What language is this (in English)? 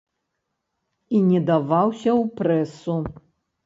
Belarusian